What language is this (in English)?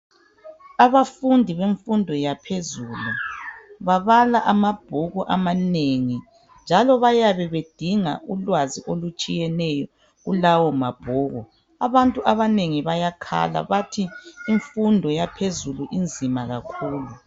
North Ndebele